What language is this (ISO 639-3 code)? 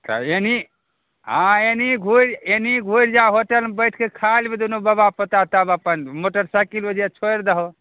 mai